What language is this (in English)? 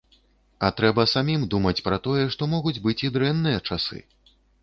Belarusian